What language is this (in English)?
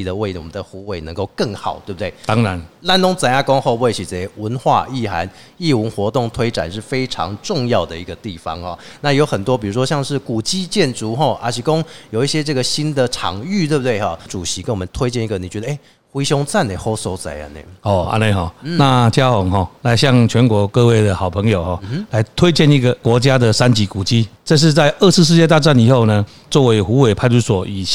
Chinese